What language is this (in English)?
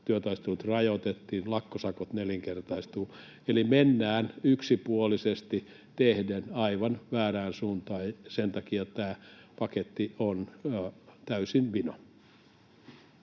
Finnish